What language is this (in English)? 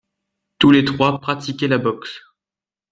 French